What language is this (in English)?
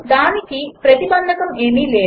Telugu